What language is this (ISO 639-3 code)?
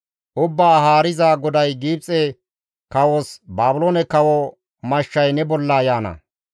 gmv